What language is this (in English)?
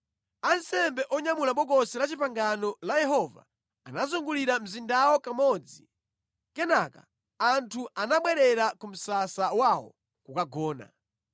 Nyanja